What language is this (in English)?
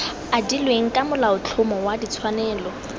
Tswana